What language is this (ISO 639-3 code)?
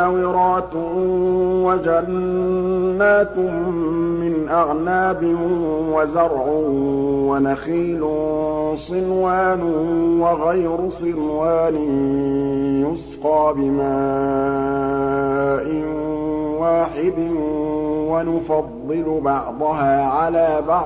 ara